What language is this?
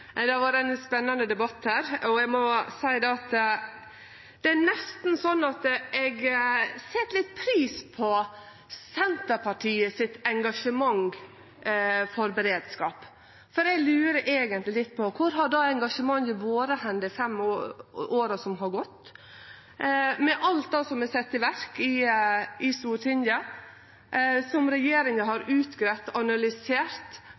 Norwegian Nynorsk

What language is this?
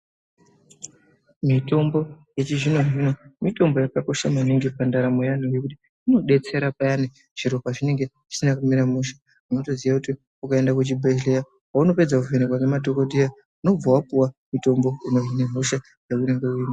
Ndau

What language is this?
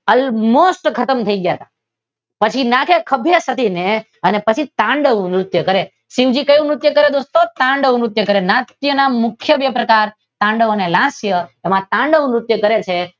Gujarati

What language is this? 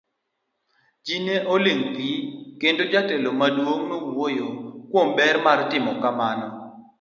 Luo (Kenya and Tanzania)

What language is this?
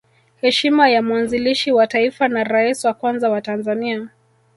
Swahili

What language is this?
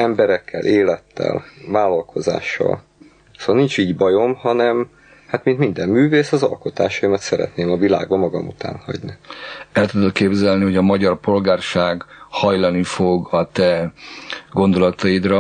Hungarian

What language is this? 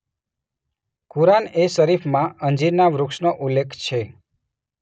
Gujarati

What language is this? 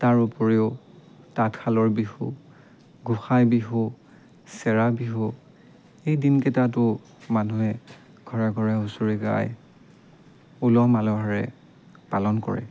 Assamese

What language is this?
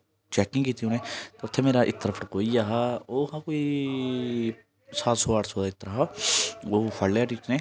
Dogri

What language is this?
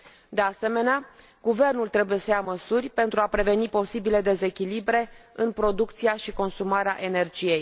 Romanian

